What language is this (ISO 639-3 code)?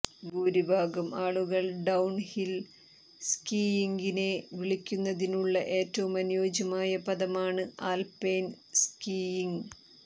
mal